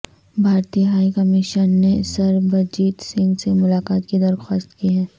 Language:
Urdu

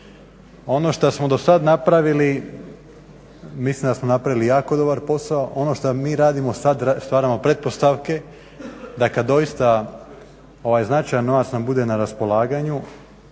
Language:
Croatian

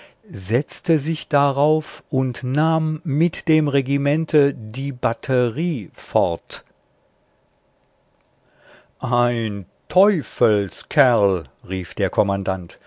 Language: German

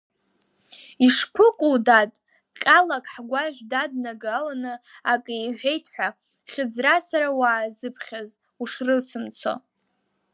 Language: Abkhazian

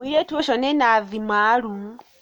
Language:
Kikuyu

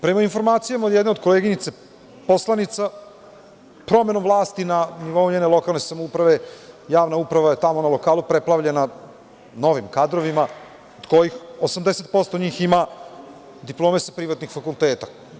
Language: Serbian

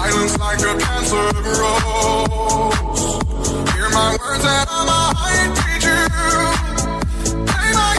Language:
Greek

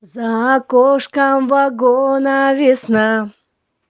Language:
Russian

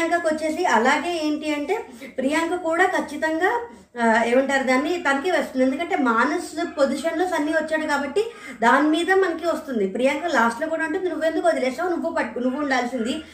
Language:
Telugu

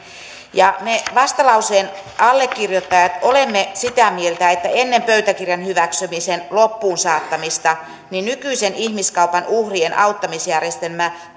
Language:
Finnish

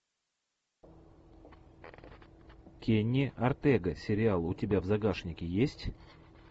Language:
Russian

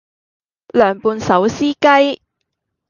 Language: Cantonese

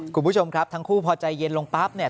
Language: Thai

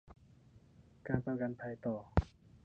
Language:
Thai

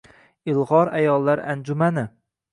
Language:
Uzbek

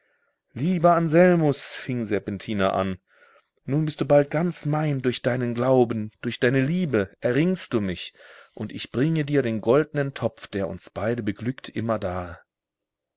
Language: German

